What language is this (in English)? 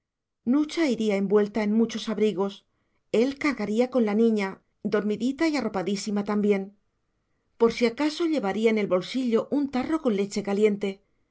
Spanish